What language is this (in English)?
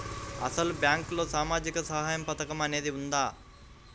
Telugu